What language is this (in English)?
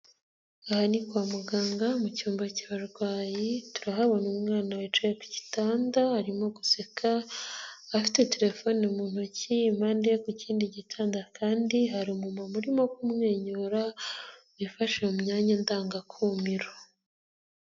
Kinyarwanda